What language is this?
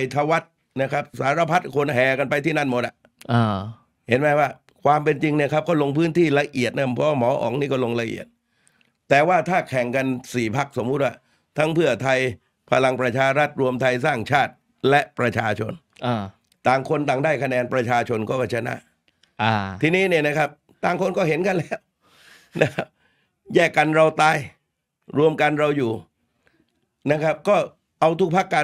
Thai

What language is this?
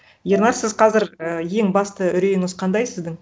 Kazakh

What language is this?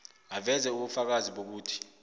South Ndebele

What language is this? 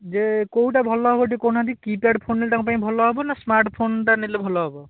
Odia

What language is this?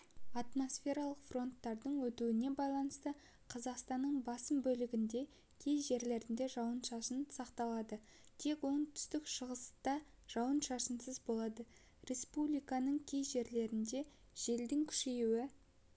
Kazakh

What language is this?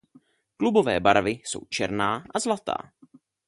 Czech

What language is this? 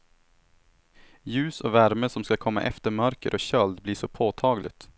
Swedish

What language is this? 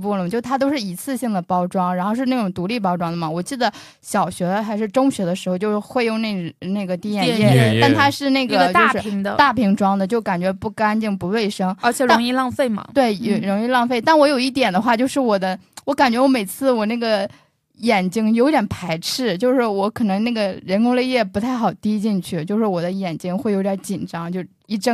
Chinese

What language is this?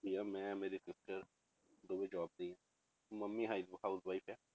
Punjabi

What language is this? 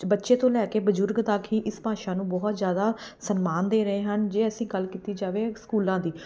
Punjabi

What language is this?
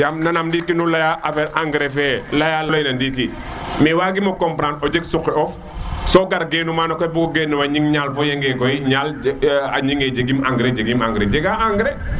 Serer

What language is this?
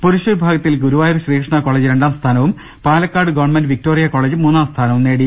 Malayalam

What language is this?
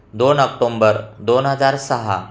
Marathi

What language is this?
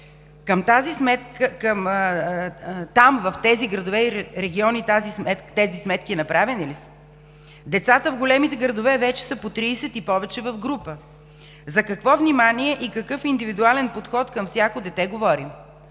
Bulgarian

